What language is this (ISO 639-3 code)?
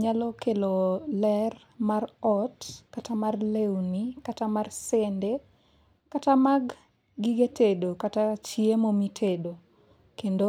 luo